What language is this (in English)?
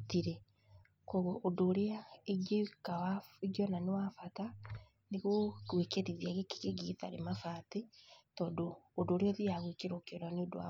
Kikuyu